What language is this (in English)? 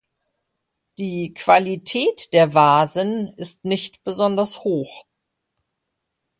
German